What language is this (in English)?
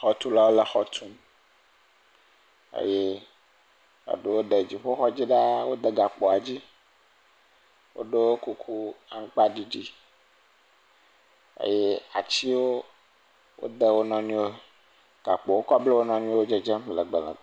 Ewe